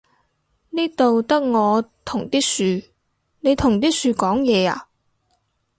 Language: Cantonese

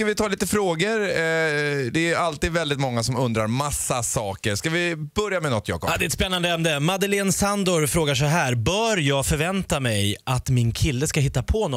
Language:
Swedish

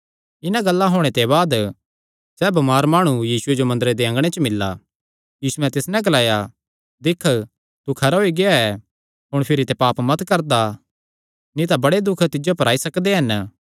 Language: Kangri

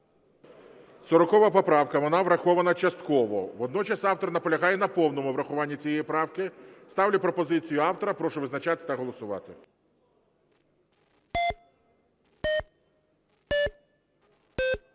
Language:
Ukrainian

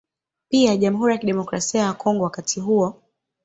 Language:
Swahili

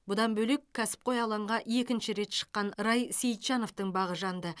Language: Kazakh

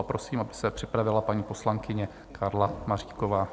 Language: Czech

